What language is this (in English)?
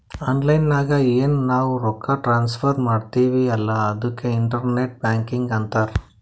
Kannada